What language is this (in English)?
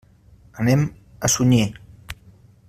Catalan